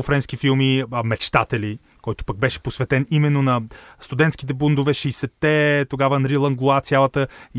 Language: Bulgarian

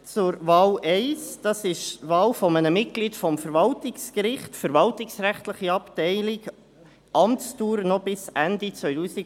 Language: Swiss German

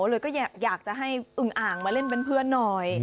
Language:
Thai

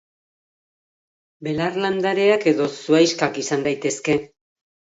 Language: Basque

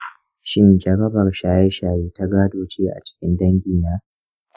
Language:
Hausa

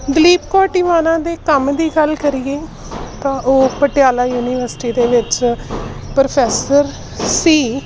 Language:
Punjabi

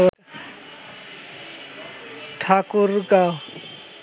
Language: Bangla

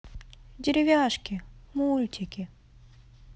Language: Russian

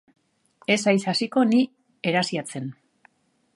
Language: Basque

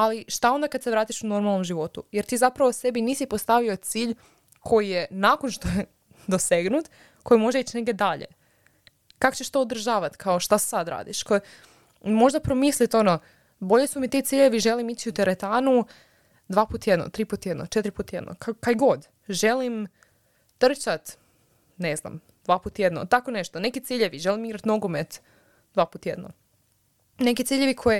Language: Croatian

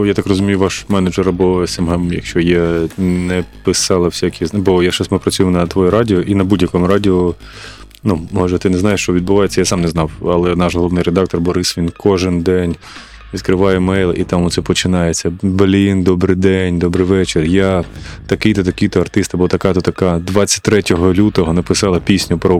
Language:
Ukrainian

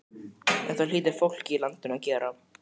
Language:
Icelandic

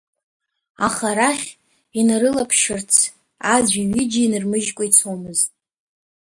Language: Abkhazian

